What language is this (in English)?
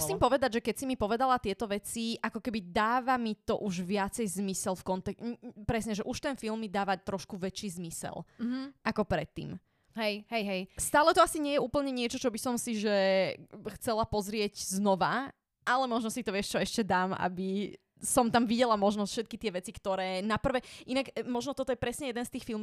Slovak